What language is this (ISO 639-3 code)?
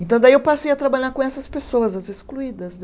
por